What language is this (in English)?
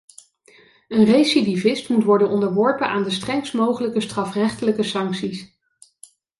Dutch